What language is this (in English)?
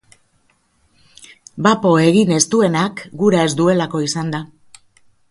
Basque